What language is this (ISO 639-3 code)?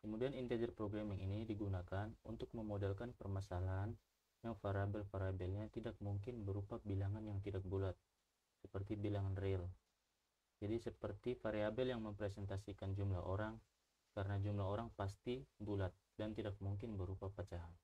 ind